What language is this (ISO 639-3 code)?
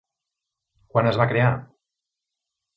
cat